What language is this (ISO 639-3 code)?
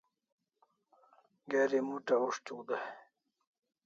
kls